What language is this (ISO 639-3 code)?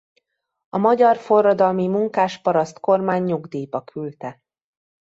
hun